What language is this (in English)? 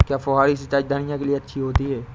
Hindi